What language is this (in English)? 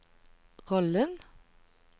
Norwegian